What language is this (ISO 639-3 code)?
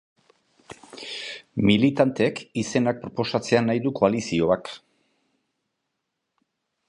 eus